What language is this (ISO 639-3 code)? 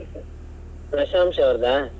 kan